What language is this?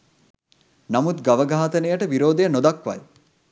Sinhala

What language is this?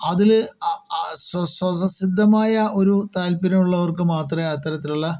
Malayalam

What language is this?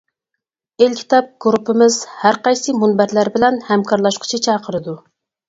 Uyghur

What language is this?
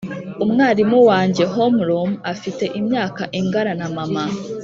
Kinyarwanda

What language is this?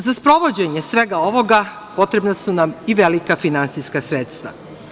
Serbian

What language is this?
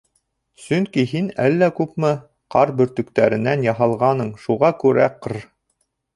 Bashkir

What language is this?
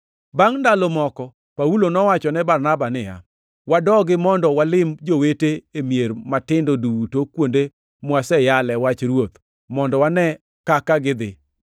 Luo (Kenya and Tanzania)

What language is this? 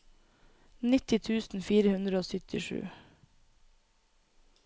Norwegian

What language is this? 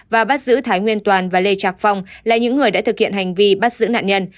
Vietnamese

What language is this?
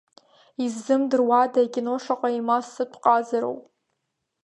Abkhazian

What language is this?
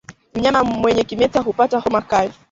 Swahili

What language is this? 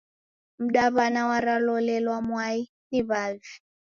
Taita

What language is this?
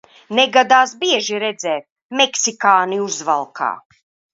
Latvian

